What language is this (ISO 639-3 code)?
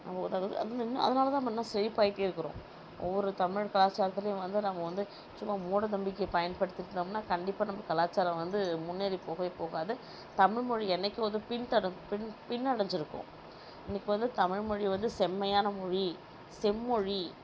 tam